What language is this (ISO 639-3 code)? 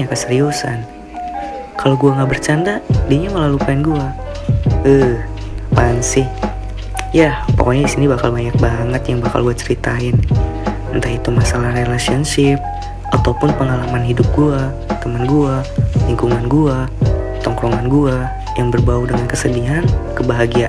ind